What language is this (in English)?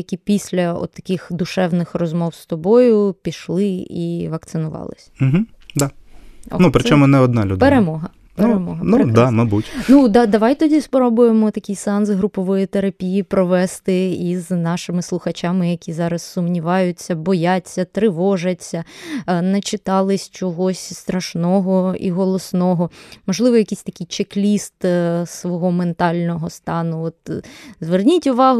Ukrainian